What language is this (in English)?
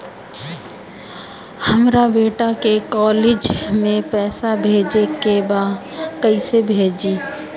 Bhojpuri